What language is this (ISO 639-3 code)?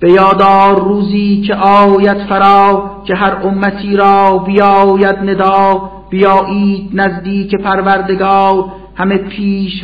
fas